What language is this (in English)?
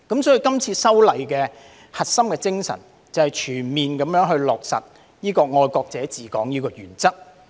Cantonese